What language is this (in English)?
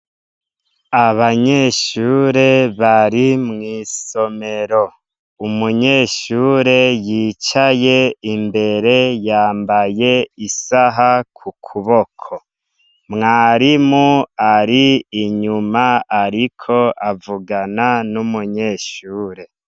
Rundi